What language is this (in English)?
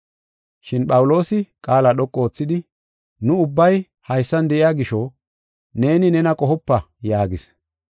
Gofa